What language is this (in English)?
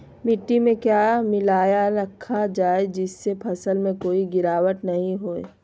Magahi